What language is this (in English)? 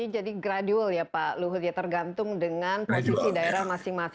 Indonesian